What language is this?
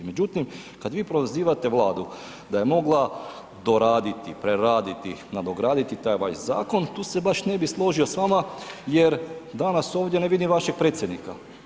Croatian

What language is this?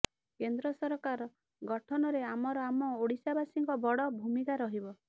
Odia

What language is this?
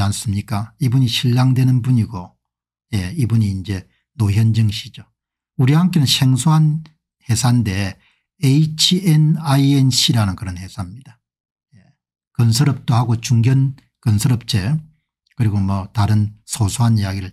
Korean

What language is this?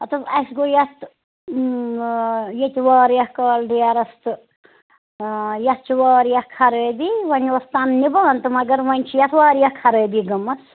Kashmiri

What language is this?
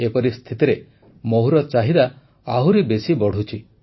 Odia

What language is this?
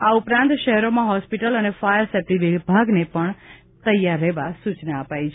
Gujarati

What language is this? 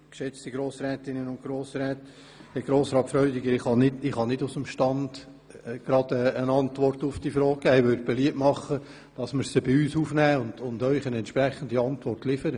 Swiss German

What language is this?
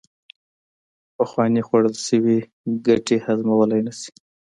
Pashto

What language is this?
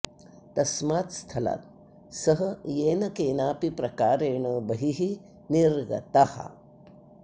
Sanskrit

